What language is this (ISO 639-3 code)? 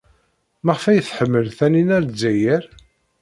kab